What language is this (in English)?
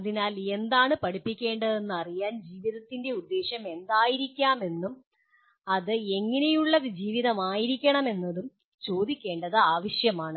Malayalam